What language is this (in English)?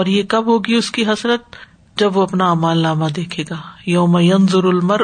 Urdu